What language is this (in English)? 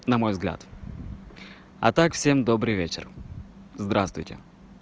Russian